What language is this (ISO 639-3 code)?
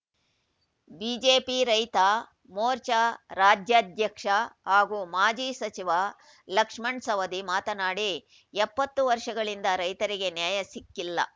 kan